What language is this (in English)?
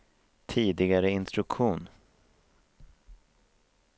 Swedish